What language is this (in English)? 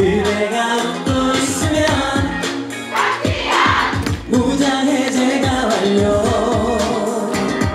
Korean